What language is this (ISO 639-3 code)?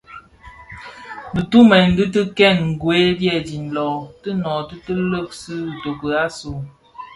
ksf